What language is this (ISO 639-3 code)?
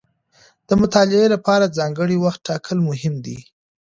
pus